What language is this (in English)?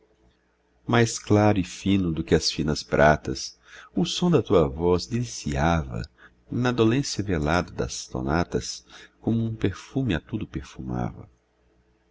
Portuguese